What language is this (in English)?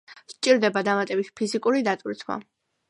Georgian